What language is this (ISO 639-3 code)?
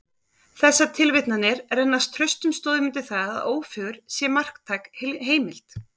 isl